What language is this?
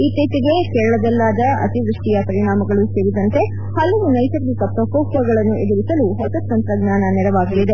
Kannada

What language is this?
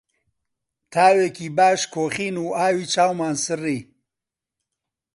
Central Kurdish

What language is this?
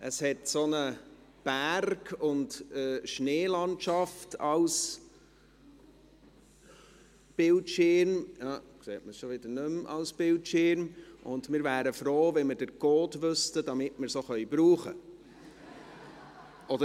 Swiss German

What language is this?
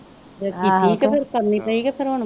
Punjabi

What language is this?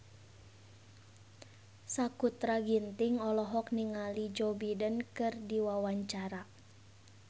Sundanese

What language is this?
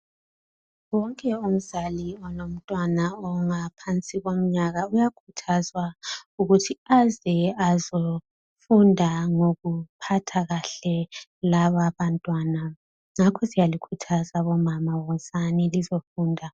North Ndebele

